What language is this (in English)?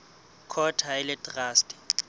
Southern Sotho